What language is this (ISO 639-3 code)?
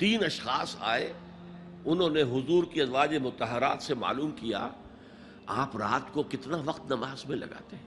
urd